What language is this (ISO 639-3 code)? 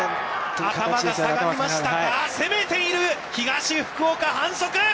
jpn